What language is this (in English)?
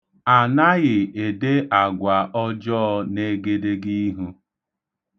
Igbo